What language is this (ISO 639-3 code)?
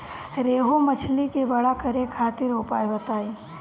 bho